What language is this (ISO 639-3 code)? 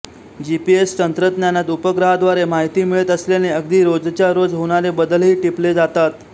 mar